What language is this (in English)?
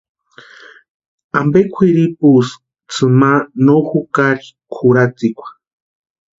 Western Highland Purepecha